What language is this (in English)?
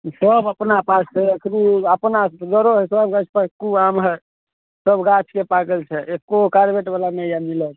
Maithili